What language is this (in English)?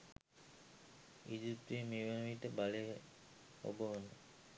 Sinhala